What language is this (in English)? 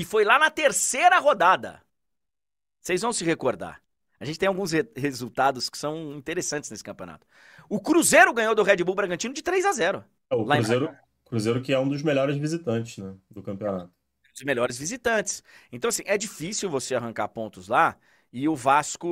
Portuguese